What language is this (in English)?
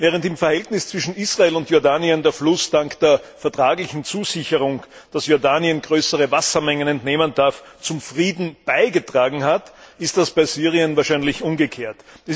German